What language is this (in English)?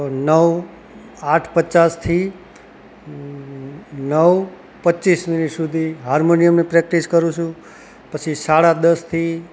Gujarati